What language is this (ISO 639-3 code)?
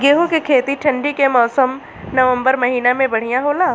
bho